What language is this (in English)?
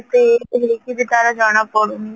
Odia